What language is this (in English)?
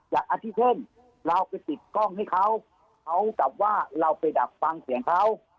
Thai